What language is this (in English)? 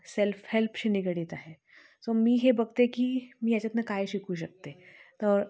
Marathi